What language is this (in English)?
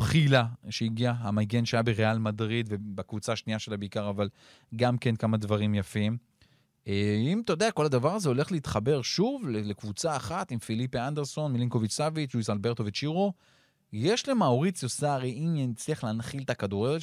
Hebrew